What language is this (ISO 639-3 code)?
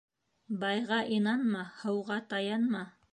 bak